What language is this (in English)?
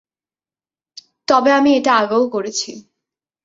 Bangla